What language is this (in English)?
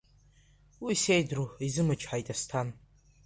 Abkhazian